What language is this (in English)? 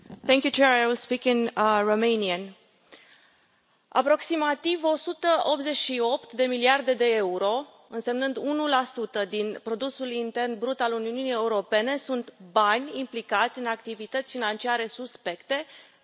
Romanian